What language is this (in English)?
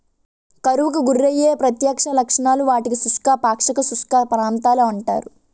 Telugu